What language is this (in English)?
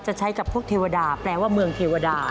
Thai